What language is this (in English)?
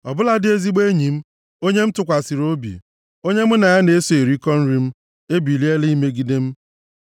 Igbo